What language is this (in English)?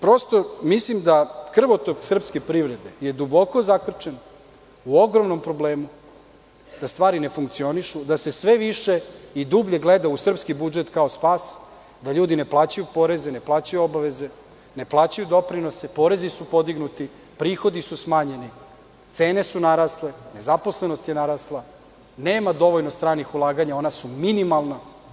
Serbian